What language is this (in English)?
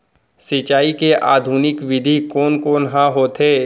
Chhattisgarhi